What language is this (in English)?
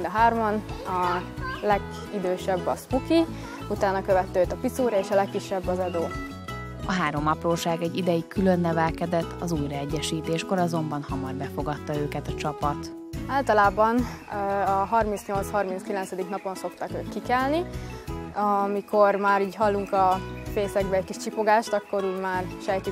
Hungarian